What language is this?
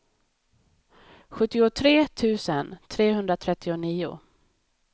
Swedish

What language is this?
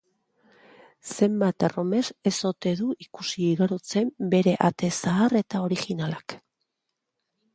Basque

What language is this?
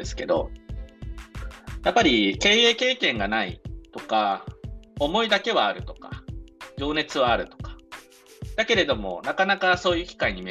Japanese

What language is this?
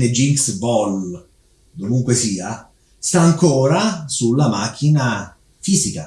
Italian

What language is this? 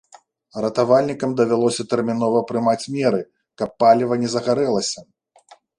Belarusian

